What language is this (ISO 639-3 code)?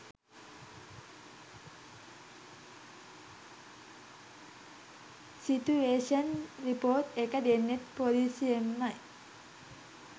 sin